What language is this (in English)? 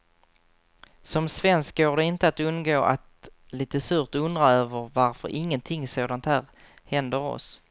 Swedish